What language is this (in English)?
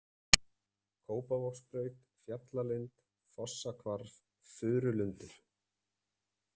Icelandic